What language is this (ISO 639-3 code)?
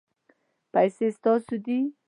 pus